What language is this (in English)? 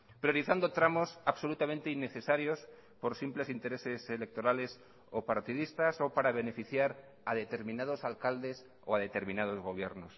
Spanish